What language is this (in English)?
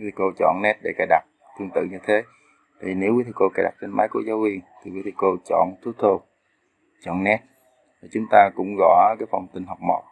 Vietnamese